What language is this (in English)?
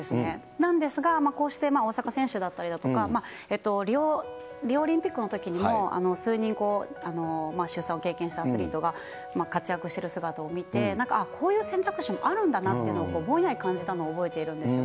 Japanese